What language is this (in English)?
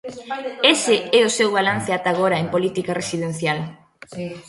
Galician